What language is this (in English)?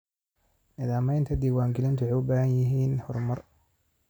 Somali